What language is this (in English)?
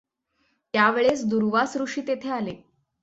Marathi